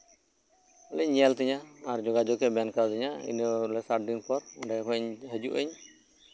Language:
Santali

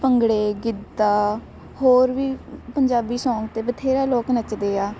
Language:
Punjabi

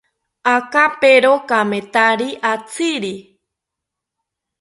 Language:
South Ucayali Ashéninka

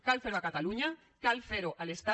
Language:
Catalan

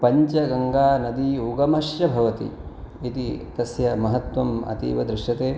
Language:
Sanskrit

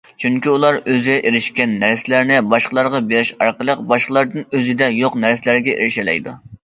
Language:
Uyghur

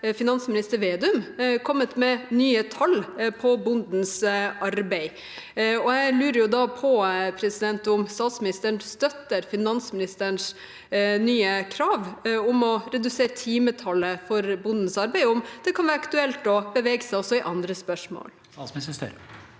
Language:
Norwegian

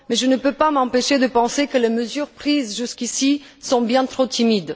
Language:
French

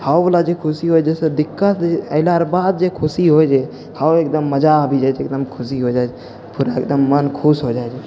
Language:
Maithili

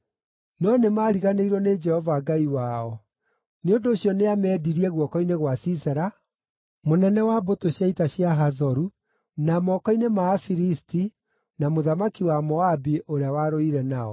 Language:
Kikuyu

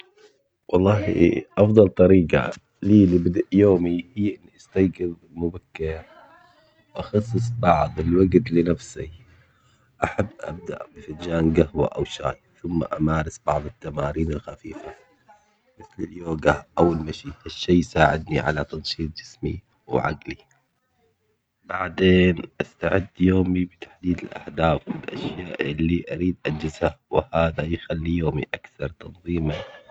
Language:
Omani Arabic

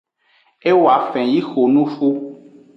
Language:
Aja (Benin)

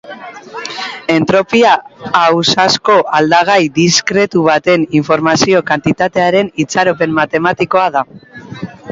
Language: Basque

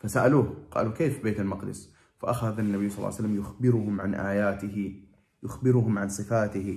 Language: Arabic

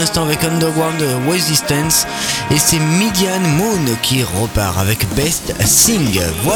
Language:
French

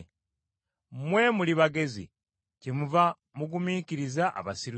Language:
Ganda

